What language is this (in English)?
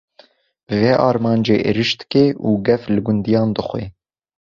Kurdish